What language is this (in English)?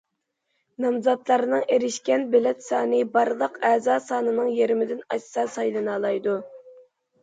Uyghur